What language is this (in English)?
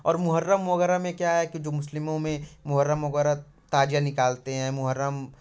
Hindi